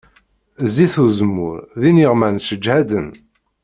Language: Kabyle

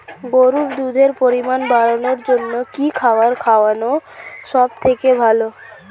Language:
Bangla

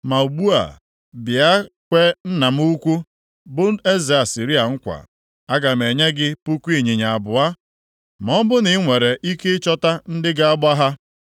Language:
Igbo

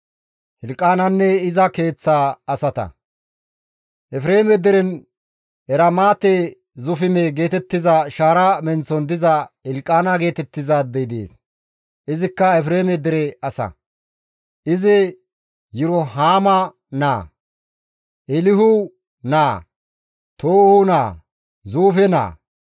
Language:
Gamo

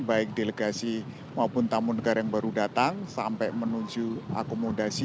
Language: Indonesian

